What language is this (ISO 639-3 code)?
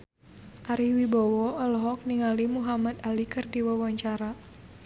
sun